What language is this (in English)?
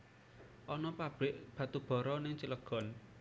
Javanese